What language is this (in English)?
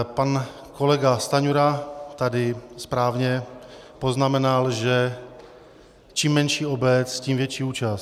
Czech